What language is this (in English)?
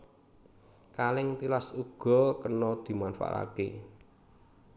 Javanese